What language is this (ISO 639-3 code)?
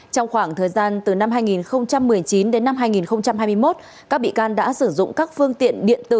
vie